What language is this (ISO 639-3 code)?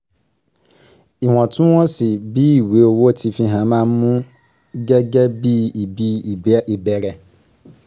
yor